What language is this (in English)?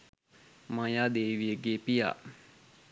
Sinhala